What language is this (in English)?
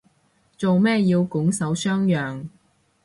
Cantonese